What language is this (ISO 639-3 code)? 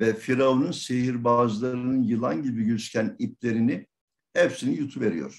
tur